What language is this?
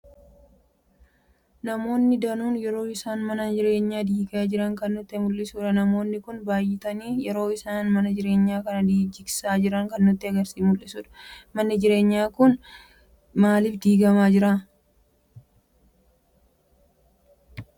Oromo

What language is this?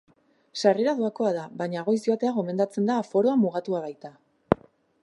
Basque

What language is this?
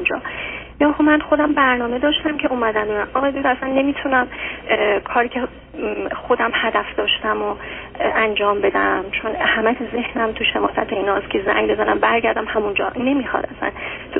Persian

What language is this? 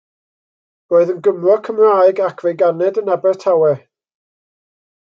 Welsh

